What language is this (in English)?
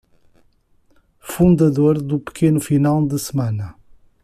Portuguese